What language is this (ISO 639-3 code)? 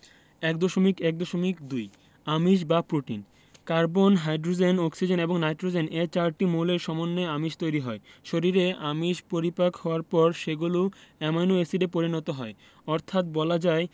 ben